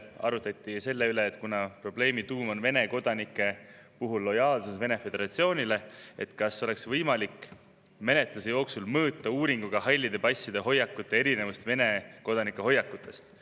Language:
Estonian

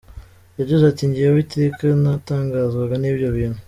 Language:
Kinyarwanda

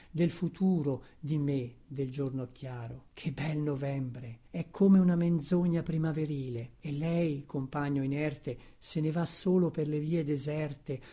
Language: Italian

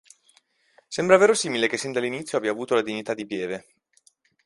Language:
Italian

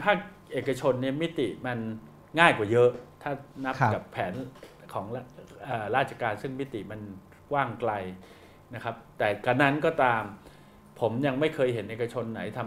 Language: Thai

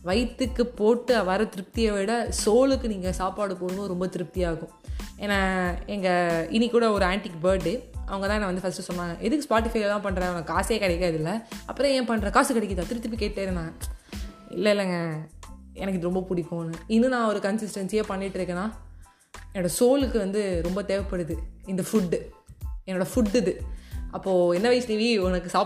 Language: Tamil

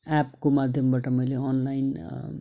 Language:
Nepali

